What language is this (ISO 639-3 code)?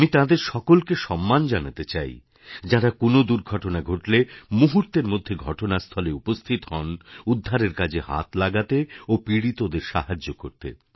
ben